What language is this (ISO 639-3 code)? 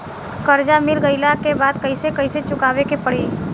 bho